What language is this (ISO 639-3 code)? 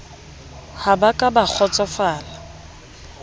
sot